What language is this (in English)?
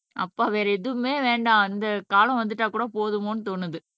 Tamil